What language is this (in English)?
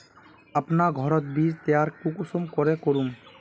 Magahi